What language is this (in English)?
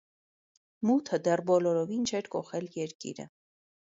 Armenian